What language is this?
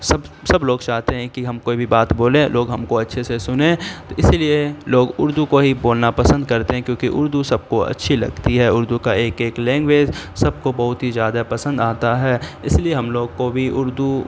Urdu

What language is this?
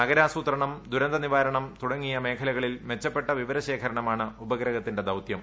Malayalam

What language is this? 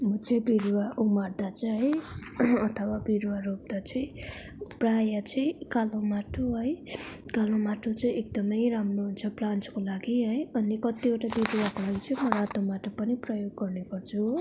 Nepali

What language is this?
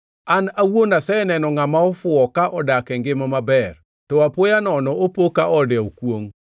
Luo (Kenya and Tanzania)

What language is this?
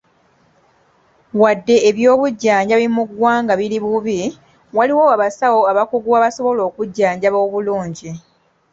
Ganda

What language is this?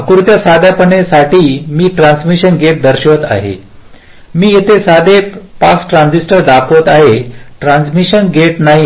Marathi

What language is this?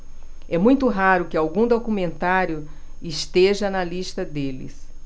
Portuguese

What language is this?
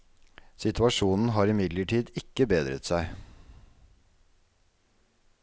Norwegian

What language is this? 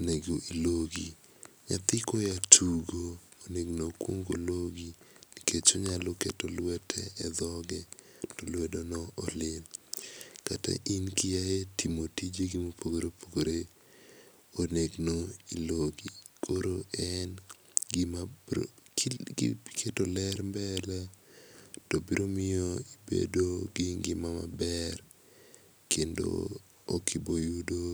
Luo (Kenya and Tanzania)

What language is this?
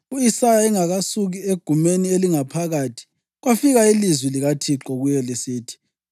North Ndebele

